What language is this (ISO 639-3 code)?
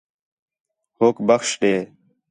xhe